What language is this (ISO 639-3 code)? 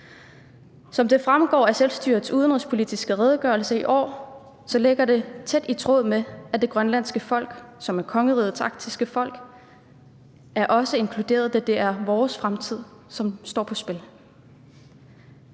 dan